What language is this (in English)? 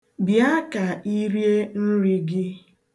Igbo